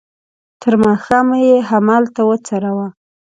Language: Pashto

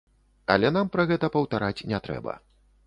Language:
Belarusian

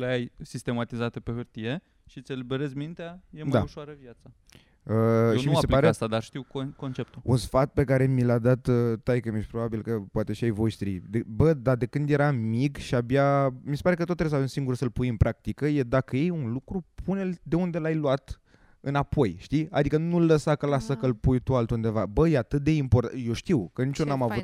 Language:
Romanian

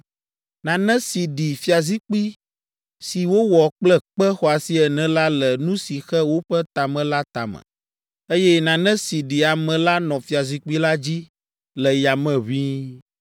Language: Ewe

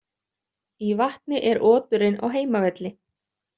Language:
Icelandic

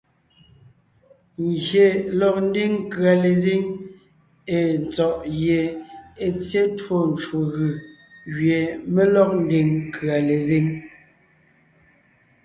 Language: Ngiemboon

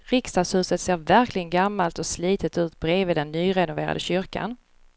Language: Swedish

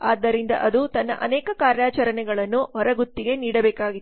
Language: Kannada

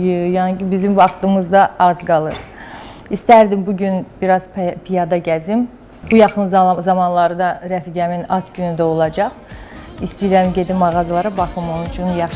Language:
Turkish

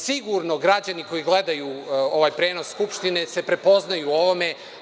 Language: Serbian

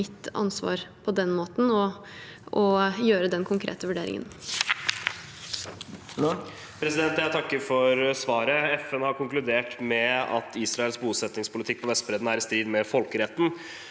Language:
Norwegian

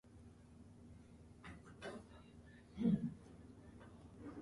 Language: English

